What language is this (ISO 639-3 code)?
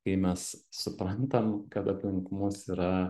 lit